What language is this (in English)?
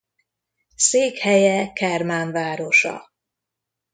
Hungarian